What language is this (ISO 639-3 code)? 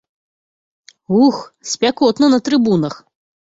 bel